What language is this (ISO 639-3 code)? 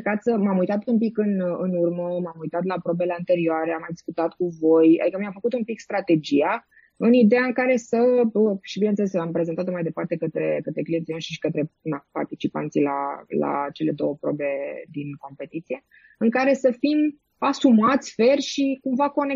ron